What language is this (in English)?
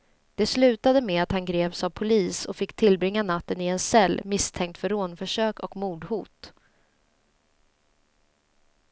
Swedish